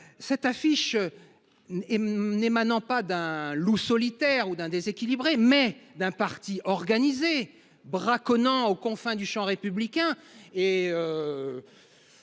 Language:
French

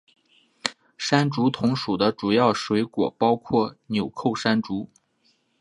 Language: Chinese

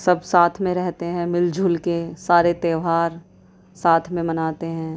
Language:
Urdu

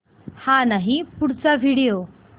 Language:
Marathi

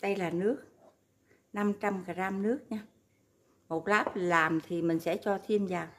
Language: Vietnamese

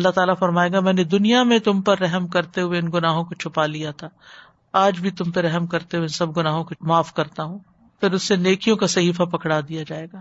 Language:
Urdu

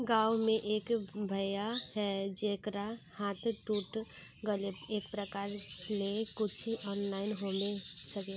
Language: Magahi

